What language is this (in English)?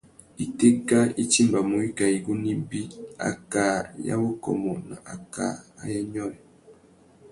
Tuki